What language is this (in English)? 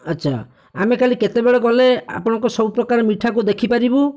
Odia